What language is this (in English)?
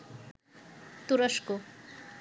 Bangla